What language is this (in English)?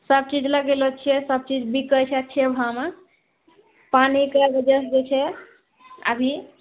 Maithili